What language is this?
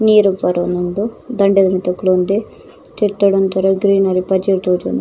Tulu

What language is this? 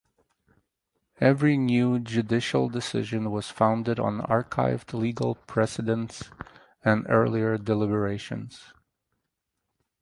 English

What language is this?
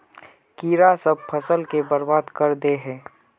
Magahi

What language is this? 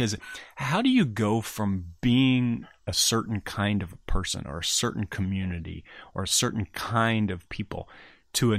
English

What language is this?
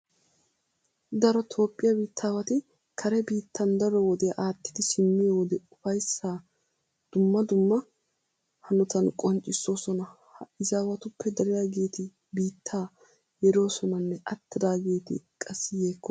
Wolaytta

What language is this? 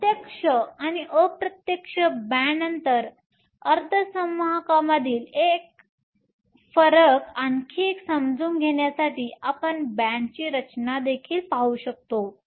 Marathi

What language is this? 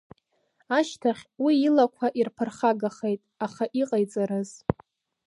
Abkhazian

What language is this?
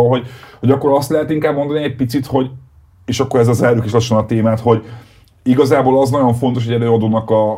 Hungarian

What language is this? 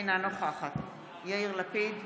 Hebrew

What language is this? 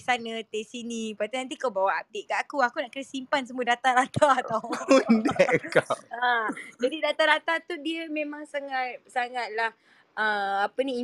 Malay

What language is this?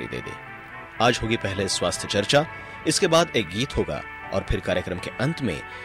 Hindi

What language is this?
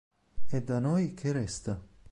Italian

